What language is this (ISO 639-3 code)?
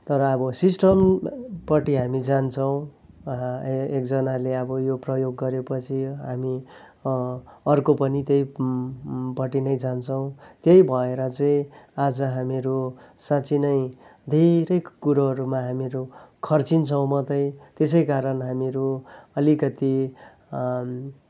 nep